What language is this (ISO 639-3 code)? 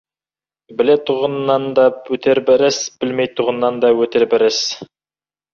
kaz